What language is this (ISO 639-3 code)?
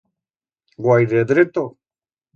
arg